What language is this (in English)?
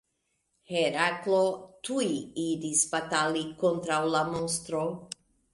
Esperanto